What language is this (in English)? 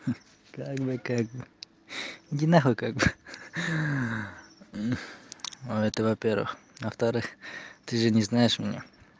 Russian